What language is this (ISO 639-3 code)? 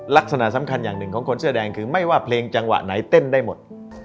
tha